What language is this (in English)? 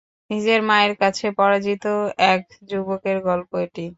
Bangla